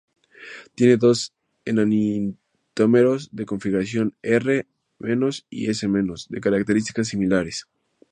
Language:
Spanish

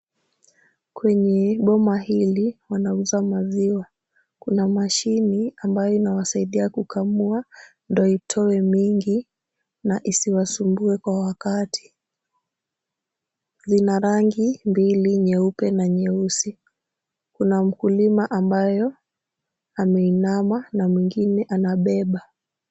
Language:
Swahili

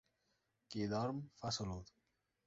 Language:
Catalan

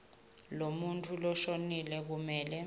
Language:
Swati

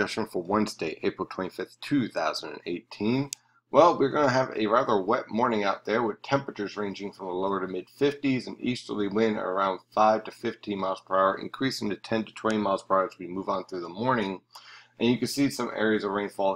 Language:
English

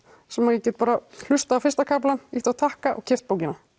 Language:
Icelandic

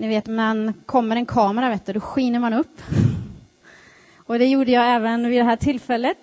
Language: Swedish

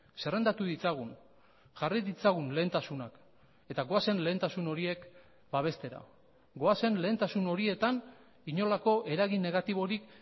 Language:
Basque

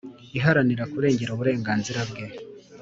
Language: Kinyarwanda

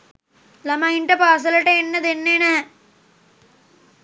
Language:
Sinhala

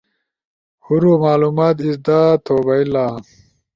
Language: Ushojo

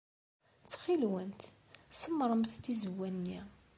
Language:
Kabyle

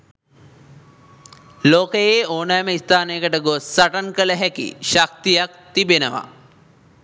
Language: Sinhala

